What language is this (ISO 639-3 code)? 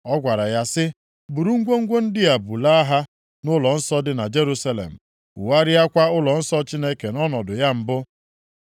ibo